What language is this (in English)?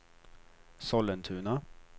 Swedish